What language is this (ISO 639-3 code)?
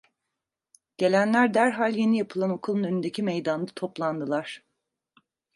tur